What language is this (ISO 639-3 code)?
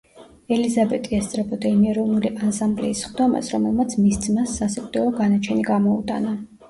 kat